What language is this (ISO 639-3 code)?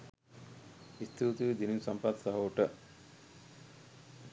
sin